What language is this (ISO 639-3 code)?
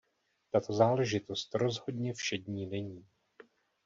ces